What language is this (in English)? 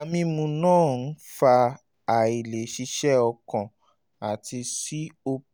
Yoruba